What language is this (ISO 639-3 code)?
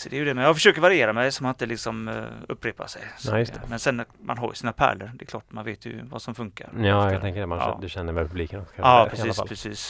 swe